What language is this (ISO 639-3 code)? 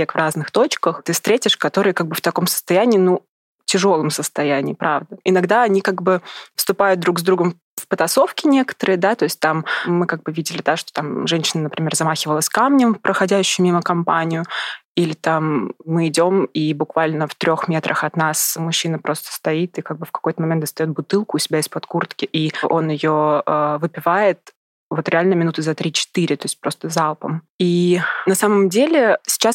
rus